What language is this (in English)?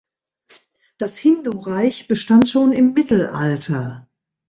German